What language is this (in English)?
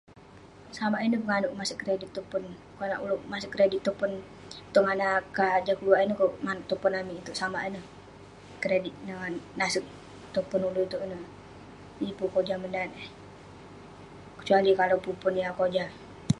Western Penan